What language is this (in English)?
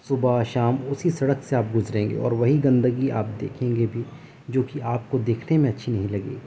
Urdu